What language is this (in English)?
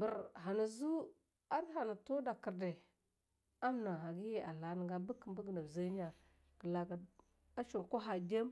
Longuda